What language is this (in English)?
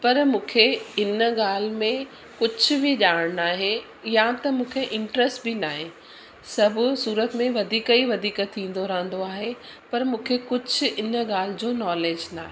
Sindhi